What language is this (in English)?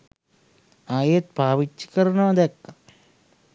Sinhala